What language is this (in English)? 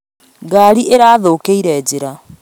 Kikuyu